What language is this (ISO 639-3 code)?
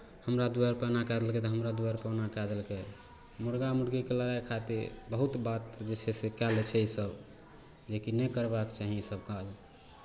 mai